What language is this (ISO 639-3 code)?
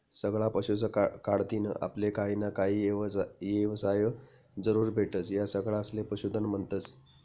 mar